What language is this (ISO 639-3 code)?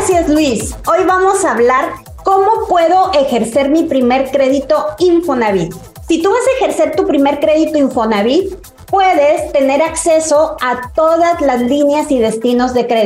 spa